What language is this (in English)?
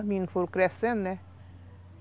Portuguese